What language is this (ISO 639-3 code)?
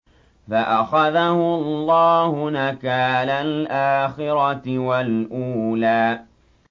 ara